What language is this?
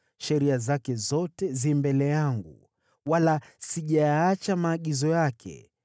Swahili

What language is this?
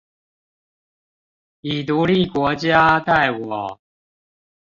Chinese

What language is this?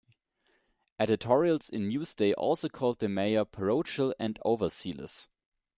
English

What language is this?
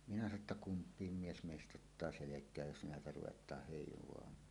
Finnish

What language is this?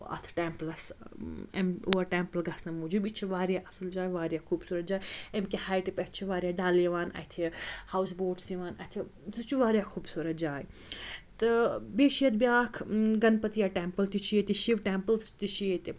Kashmiri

